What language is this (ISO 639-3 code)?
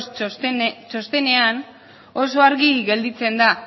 eus